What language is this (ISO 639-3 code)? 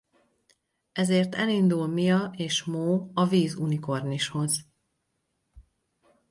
hun